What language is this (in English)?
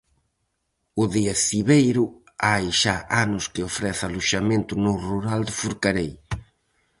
Galician